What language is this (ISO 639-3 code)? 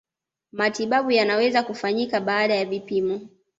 swa